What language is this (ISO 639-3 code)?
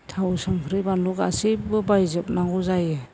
brx